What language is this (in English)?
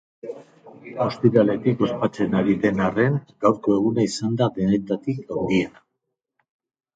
Basque